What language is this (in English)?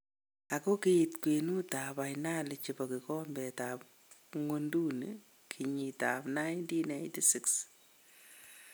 Kalenjin